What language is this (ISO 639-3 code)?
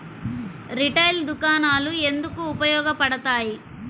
tel